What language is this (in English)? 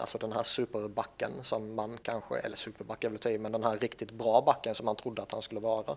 Swedish